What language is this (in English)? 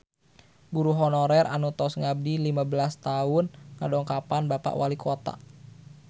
Sundanese